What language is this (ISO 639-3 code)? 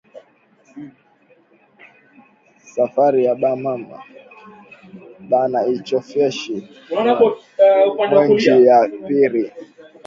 swa